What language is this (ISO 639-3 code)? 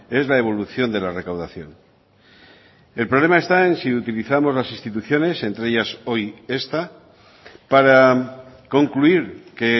spa